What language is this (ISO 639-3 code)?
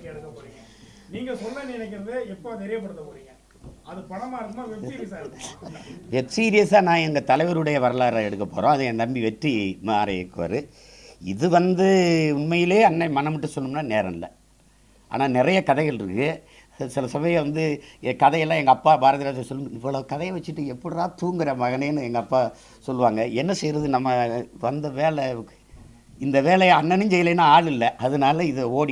ind